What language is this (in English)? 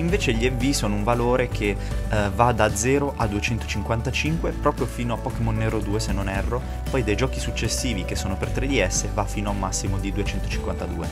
Italian